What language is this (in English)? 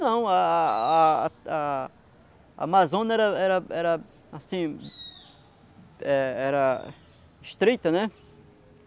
Portuguese